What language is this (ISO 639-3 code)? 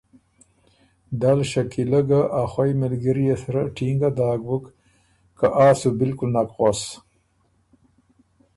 oru